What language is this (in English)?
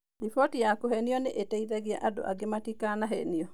Kikuyu